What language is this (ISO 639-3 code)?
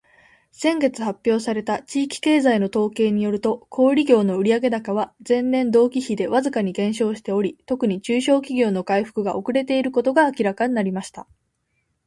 jpn